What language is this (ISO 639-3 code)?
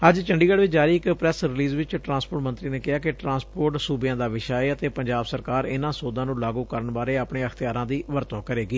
pan